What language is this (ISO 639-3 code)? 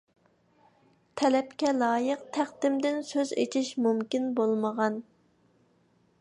uig